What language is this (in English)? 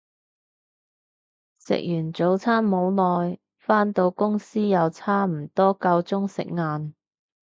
Cantonese